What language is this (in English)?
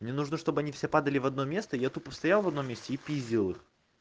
Russian